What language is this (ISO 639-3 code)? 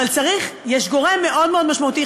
heb